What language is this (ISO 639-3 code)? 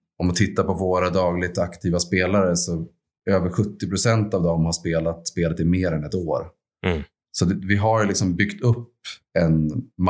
swe